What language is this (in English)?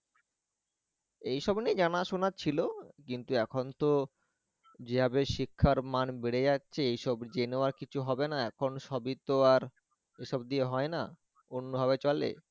Bangla